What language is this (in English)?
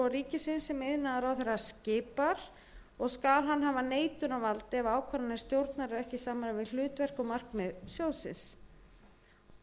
Icelandic